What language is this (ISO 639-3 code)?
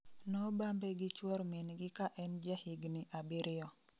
luo